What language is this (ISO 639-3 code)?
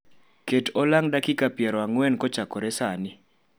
luo